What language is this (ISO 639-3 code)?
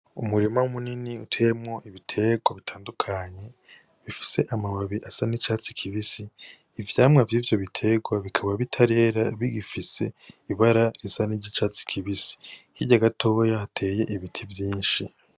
run